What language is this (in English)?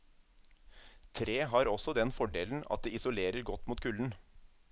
Norwegian